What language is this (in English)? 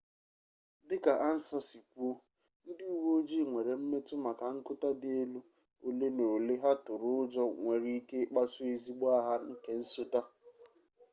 Igbo